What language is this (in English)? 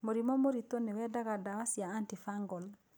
Kikuyu